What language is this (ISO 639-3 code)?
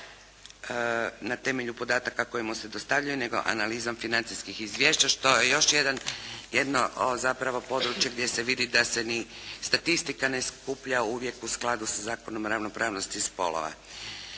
hrv